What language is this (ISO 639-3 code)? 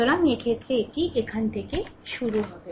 ben